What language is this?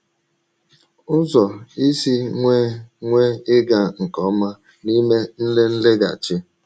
Igbo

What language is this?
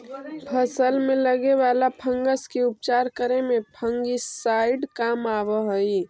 Magahi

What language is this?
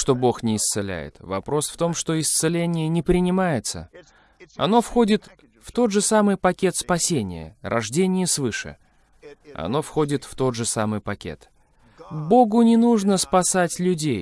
Russian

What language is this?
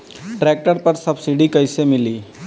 Bhojpuri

